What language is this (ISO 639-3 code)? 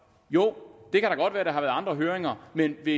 dan